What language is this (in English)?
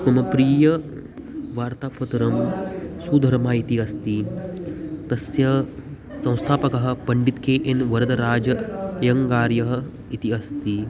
Sanskrit